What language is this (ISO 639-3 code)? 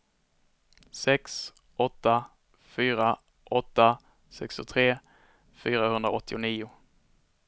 swe